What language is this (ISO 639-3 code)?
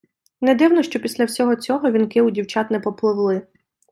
ukr